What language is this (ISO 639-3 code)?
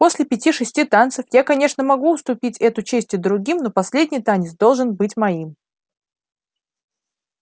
rus